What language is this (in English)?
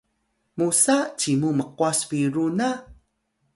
Atayal